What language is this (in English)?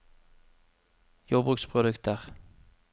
Norwegian